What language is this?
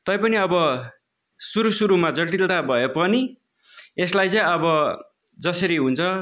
Nepali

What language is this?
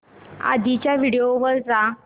Marathi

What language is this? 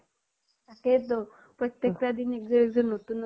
Assamese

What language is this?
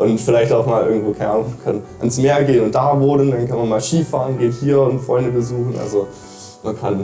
German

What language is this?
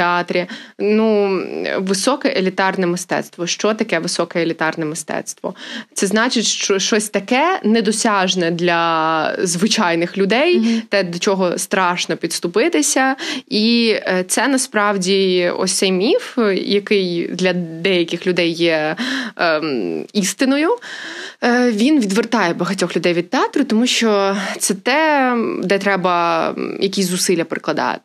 Ukrainian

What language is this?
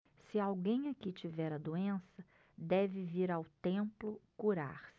Portuguese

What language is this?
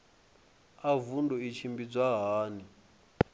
Venda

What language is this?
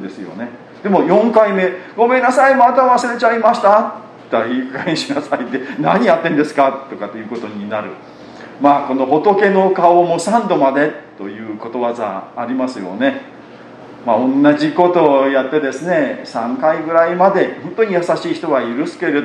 Japanese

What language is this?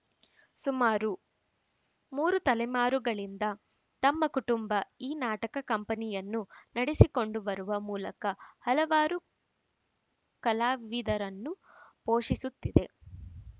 Kannada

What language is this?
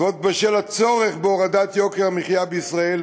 Hebrew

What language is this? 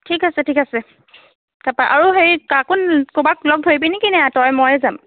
Assamese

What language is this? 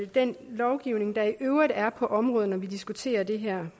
Danish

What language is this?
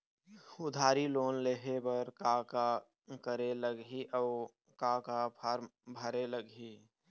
Chhattisgarhi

